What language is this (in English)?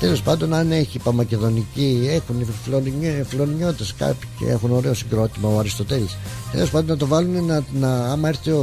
Greek